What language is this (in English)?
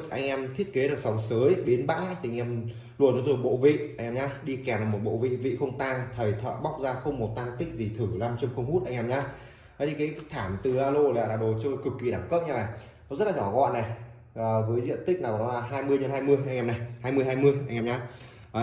Vietnamese